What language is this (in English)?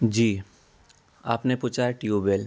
Urdu